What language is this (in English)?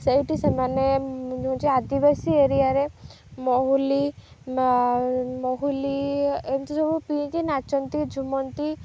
Odia